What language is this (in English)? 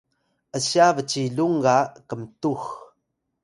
Atayal